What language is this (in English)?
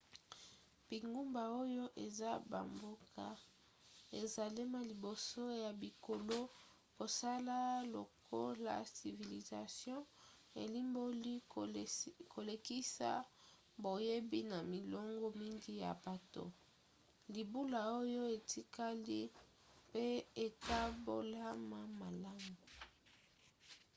Lingala